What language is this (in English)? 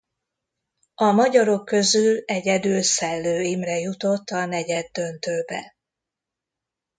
Hungarian